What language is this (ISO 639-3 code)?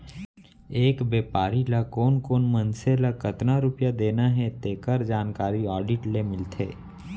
hne